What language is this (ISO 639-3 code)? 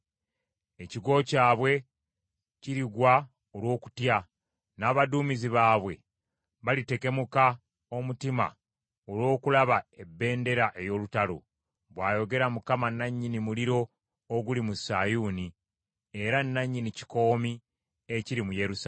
lug